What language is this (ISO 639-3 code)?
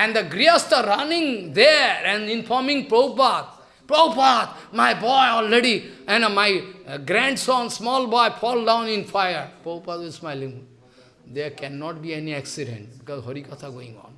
eng